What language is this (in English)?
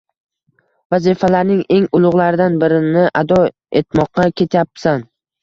Uzbek